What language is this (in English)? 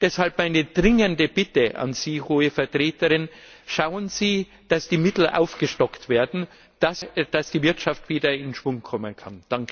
German